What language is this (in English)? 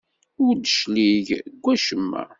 Kabyle